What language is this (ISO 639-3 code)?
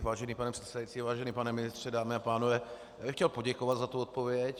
ces